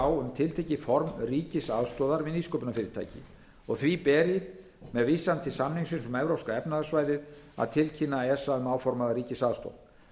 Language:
Icelandic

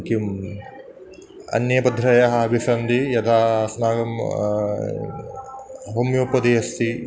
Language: Sanskrit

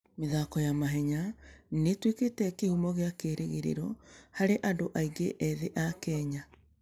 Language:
Kikuyu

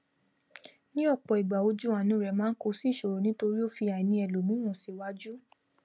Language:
Yoruba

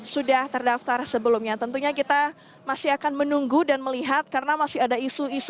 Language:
Indonesian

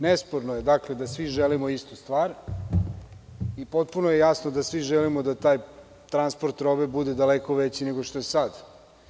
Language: Serbian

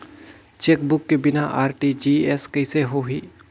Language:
Chhattisgarhi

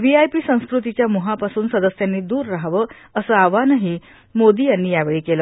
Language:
Marathi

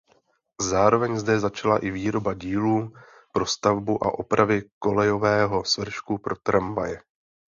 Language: Czech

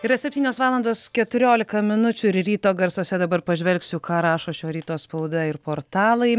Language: Lithuanian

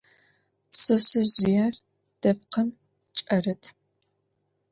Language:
Adyghe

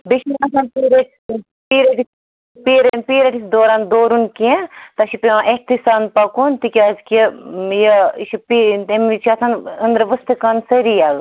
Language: Kashmiri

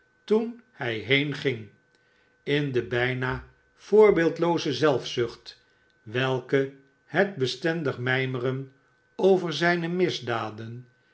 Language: Dutch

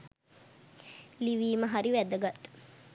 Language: Sinhala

